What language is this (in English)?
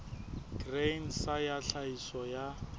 Southern Sotho